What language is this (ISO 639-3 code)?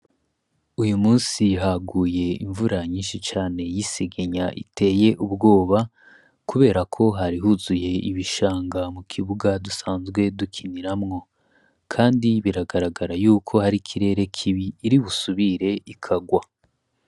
run